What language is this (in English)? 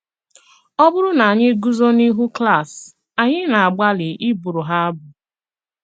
Igbo